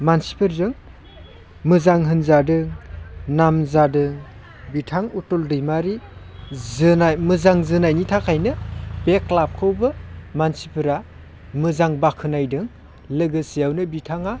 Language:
Bodo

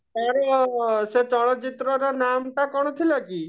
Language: Odia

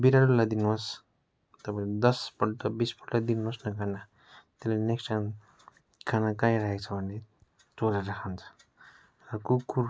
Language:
Nepali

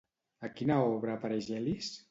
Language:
Catalan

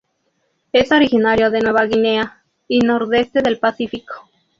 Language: Spanish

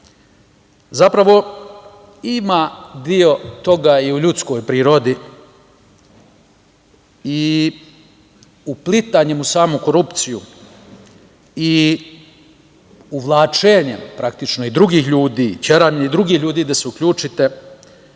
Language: Serbian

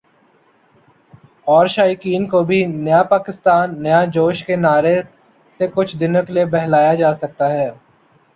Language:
Urdu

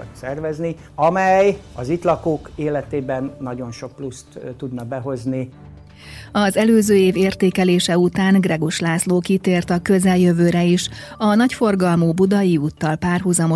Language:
Hungarian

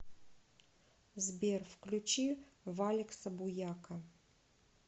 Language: Russian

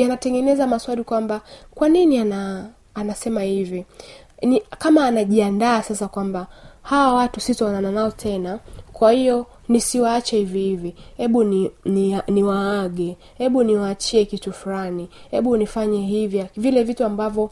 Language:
Swahili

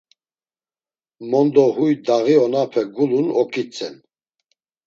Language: Laz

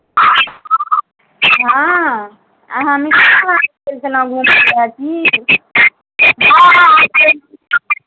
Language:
Maithili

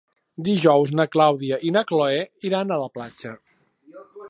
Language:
Catalan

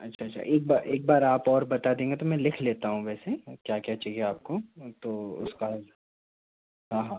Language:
Hindi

